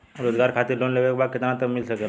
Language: Bhojpuri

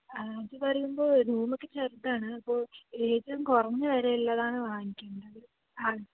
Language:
Malayalam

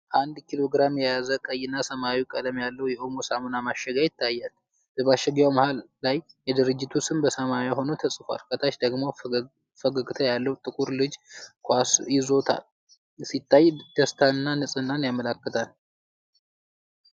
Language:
Amharic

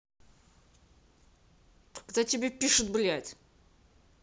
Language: Russian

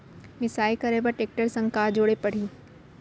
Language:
Chhattisgarhi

